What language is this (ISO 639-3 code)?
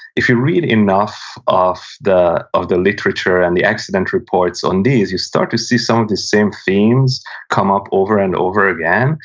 eng